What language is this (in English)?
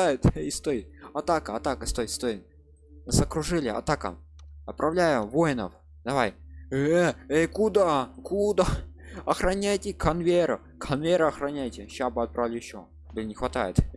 Russian